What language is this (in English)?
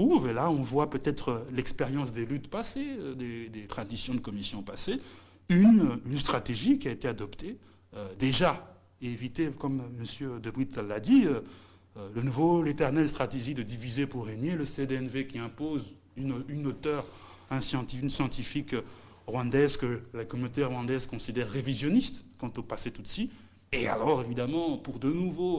French